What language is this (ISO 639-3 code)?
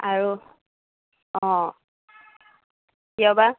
asm